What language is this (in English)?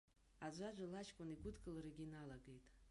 Abkhazian